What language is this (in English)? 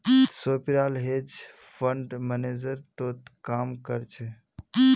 Magahi